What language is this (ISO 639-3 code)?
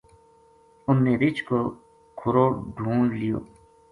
gju